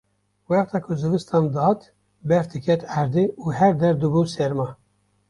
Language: Kurdish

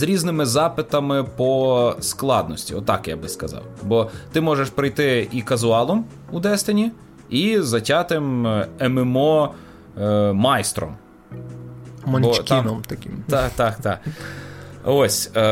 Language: Ukrainian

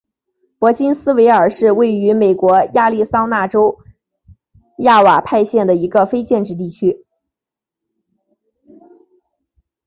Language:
Chinese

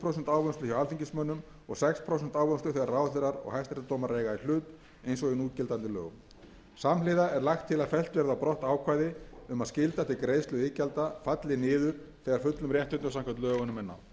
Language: Icelandic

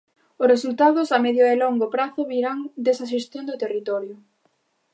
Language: Galician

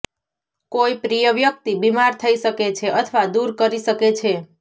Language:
Gujarati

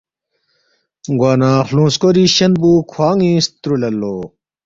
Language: Balti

